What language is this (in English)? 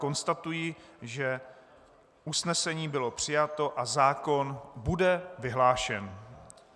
Czech